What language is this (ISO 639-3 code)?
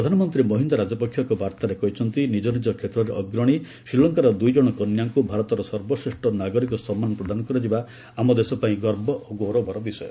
ori